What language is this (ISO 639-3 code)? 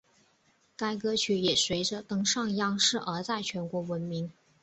zho